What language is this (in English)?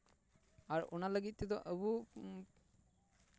Santali